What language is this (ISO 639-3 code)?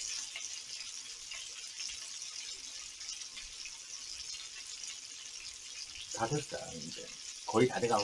kor